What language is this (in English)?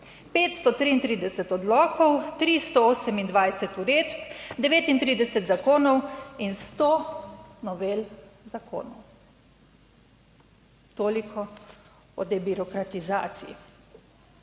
Slovenian